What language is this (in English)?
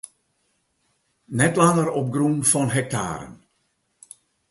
Western Frisian